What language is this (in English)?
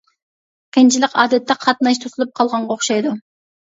Uyghur